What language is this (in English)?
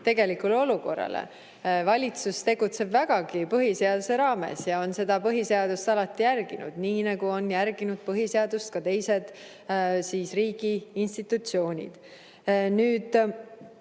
Estonian